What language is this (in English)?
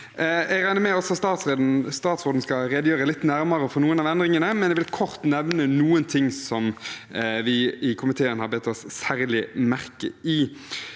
Norwegian